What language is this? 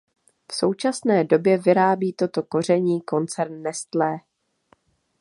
Czech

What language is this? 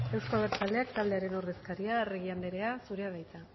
Basque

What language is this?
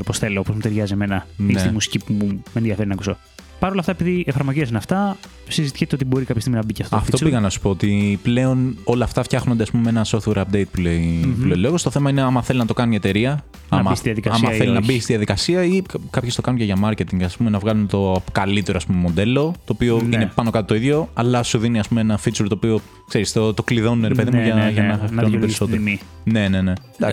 Greek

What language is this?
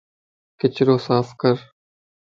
Lasi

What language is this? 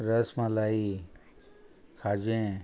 Konkani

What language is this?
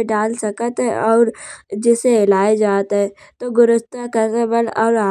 Kanauji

